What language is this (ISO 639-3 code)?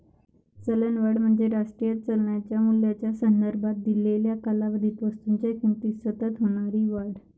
mar